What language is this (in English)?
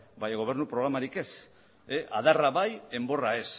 Basque